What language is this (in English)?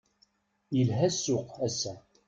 Kabyle